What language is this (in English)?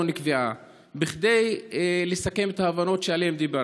Hebrew